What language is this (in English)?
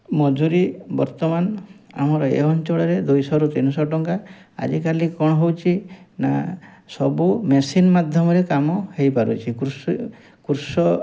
Odia